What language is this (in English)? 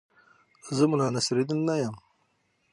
Pashto